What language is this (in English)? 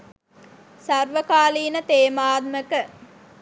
Sinhala